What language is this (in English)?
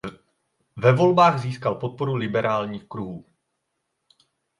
Czech